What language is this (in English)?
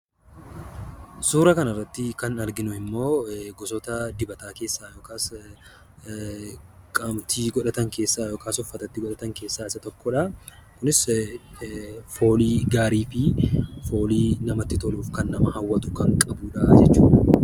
Oromo